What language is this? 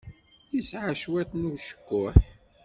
Kabyle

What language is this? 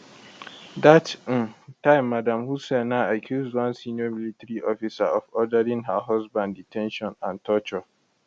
Nigerian Pidgin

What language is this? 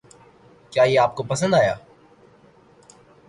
Urdu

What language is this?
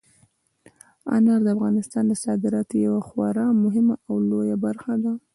Pashto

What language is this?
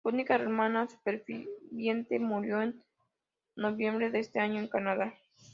Spanish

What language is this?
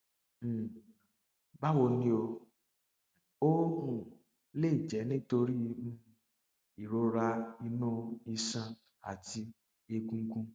Yoruba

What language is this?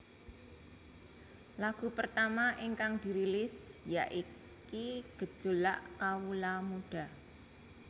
Javanese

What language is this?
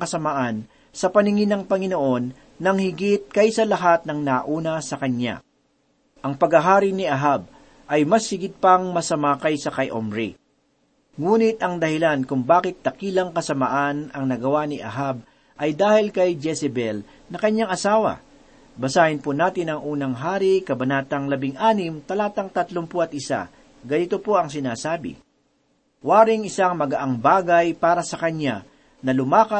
Filipino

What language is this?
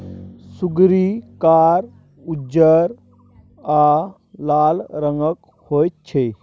Maithili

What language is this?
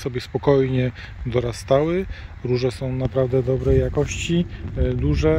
Polish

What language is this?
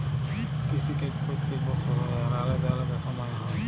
Bangla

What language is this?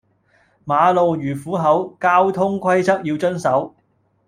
Cantonese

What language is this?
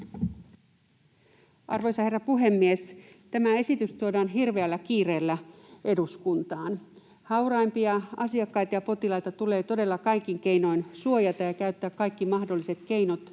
Finnish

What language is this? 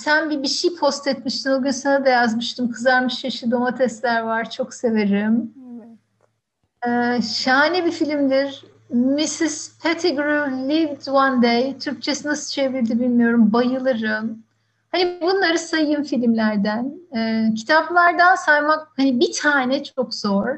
Turkish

